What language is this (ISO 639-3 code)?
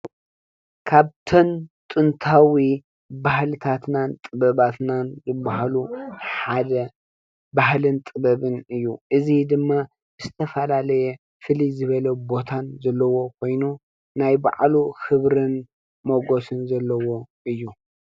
tir